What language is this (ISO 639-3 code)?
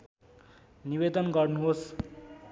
nep